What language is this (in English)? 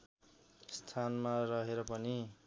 Nepali